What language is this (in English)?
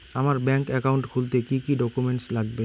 Bangla